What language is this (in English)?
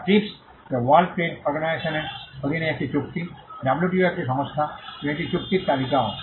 Bangla